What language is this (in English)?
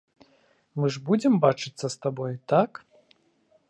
Belarusian